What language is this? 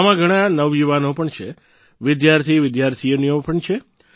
Gujarati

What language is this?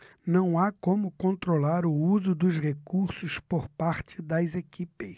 Portuguese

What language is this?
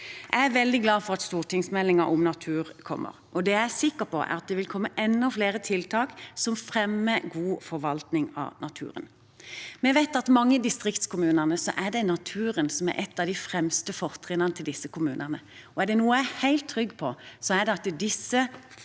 Norwegian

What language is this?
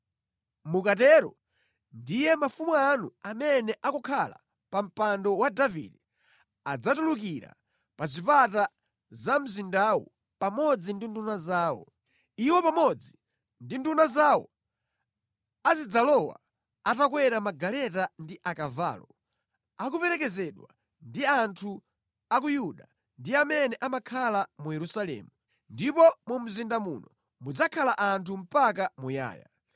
Nyanja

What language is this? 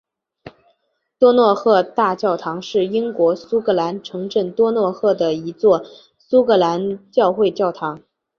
Chinese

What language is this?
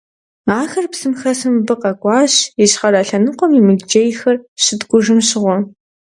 Kabardian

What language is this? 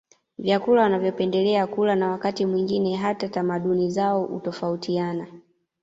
Swahili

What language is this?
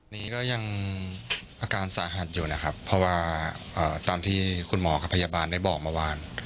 Thai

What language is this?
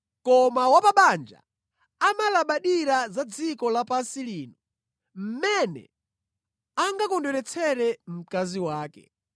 Nyanja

